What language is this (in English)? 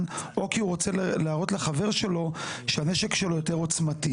Hebrew